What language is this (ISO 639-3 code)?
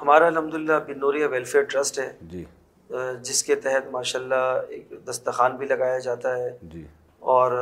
urd